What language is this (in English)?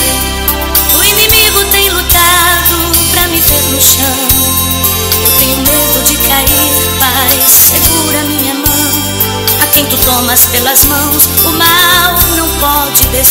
Portuguese